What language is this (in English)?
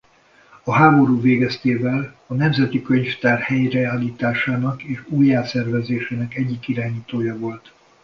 Hungarian